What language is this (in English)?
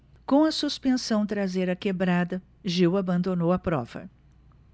Portuguese